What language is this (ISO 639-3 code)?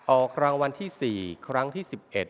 tha